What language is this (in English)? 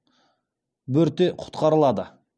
Kazakh